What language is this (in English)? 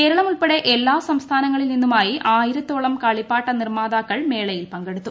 Malayalam